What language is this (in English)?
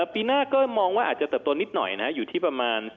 Thai